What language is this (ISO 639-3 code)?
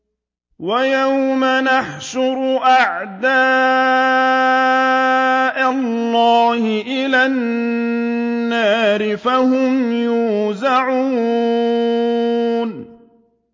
ara